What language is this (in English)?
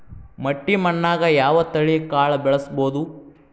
Kannada